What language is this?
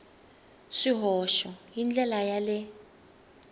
Tsonga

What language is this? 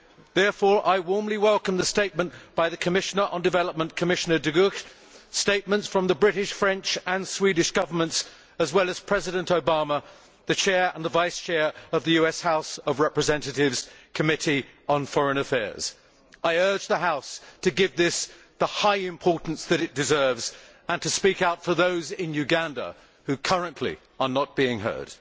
English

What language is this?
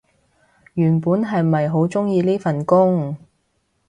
Cantonese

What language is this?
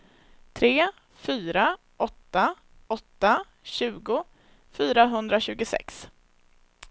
Swedish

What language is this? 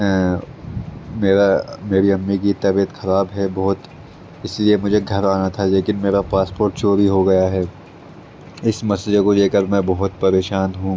Urdu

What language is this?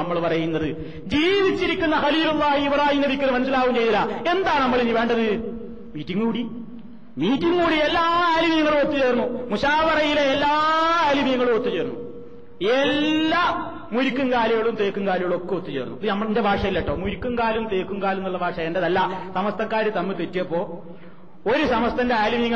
Malayalam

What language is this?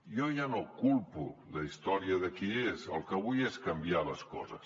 Catalan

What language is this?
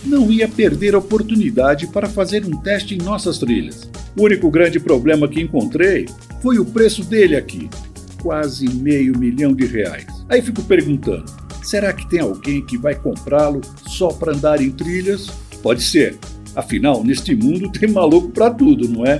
Portuguese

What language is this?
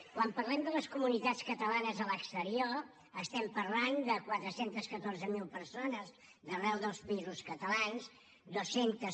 Catalan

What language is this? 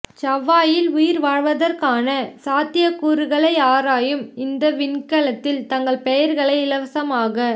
Tamil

